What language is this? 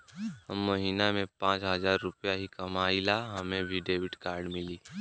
Bhojpuri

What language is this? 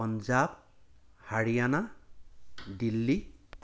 Assamese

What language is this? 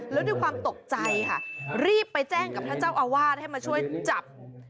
Thai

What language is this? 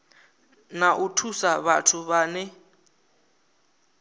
Venda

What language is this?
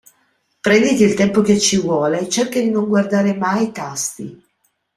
Italian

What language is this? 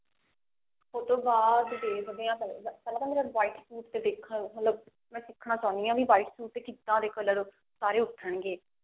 Punjabi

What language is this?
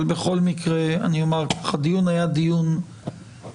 Hebrew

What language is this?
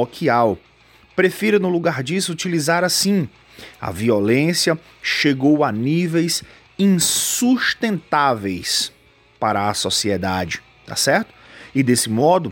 Portuguese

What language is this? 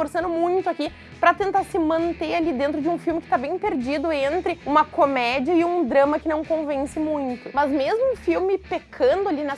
Portuguese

